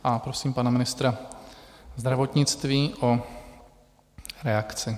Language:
Czech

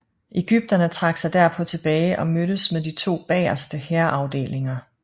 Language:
Danish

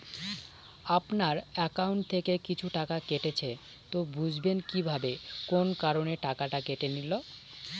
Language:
Bangla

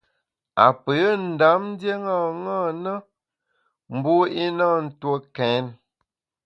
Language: Bamun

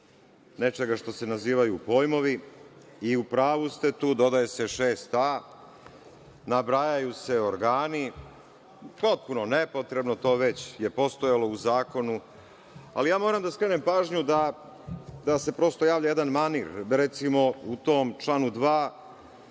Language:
Serbian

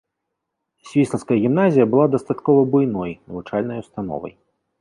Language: Belarusian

